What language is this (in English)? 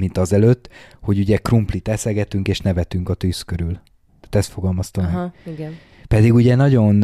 Hungarian